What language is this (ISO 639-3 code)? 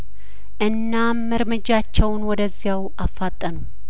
amh